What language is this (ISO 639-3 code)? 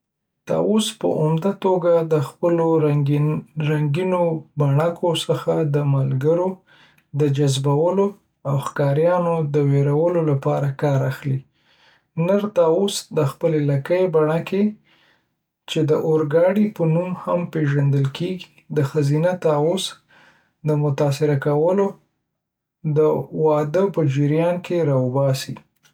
pus